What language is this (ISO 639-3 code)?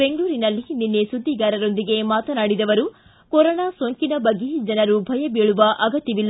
kan